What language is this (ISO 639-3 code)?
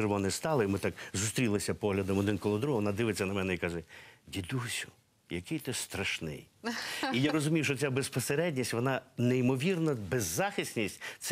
ukr